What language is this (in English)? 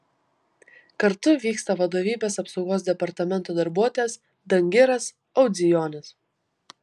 Lithuanian